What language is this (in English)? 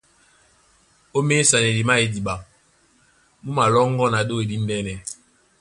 Duala